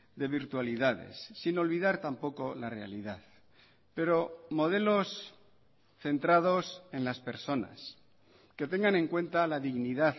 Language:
Spanish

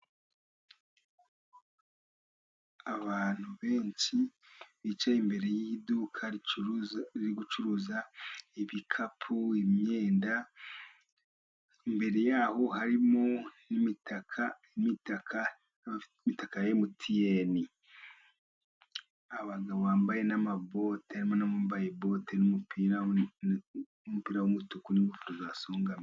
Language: Kinyarwanda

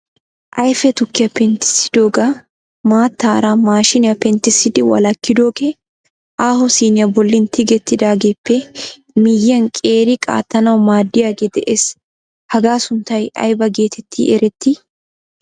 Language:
Wolaytta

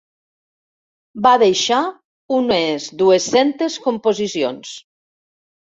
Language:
Catalan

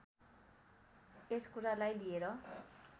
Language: Nepali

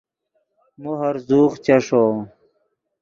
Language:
Yidgha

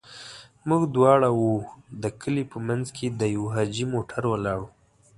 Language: Pashto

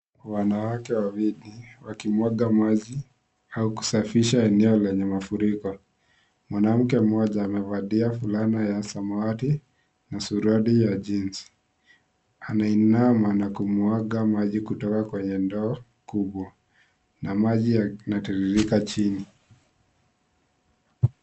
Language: Swahili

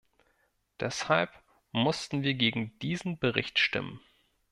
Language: German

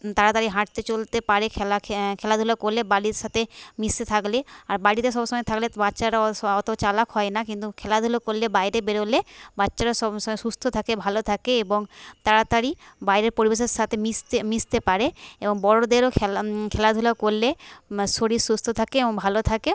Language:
Bangla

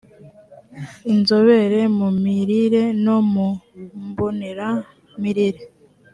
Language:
Kinyarwanda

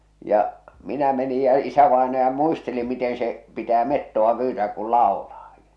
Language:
Finnish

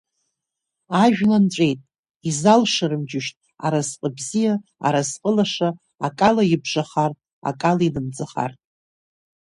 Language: Abkhazian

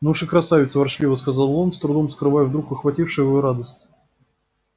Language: Russian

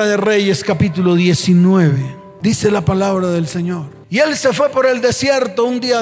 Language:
Spanish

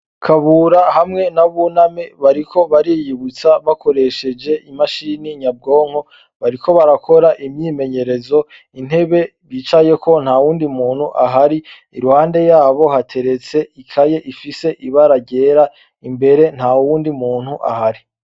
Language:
Rundi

